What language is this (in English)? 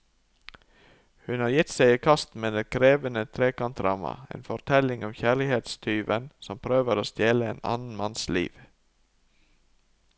Norwegian